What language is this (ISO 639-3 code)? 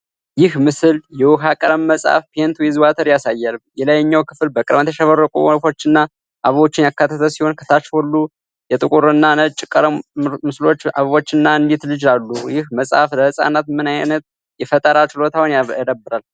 amh